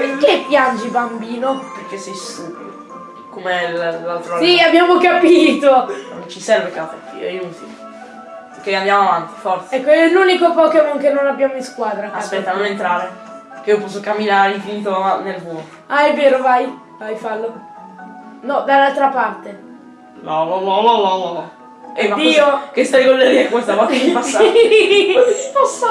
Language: Italian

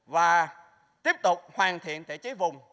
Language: Vietnamese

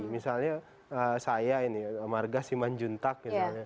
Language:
Indonesian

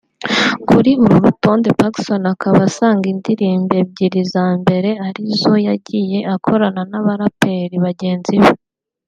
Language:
Kinyarwanda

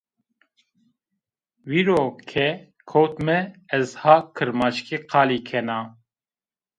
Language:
Zaza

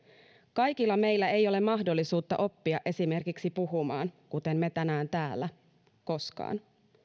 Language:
Finnish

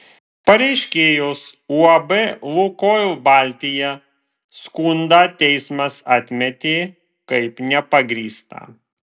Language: Lithuanian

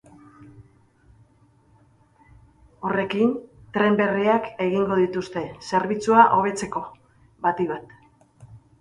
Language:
Basque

